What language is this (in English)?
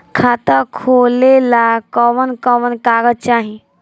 Bhojpuri